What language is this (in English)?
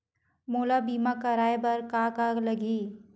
Chhattisgarhi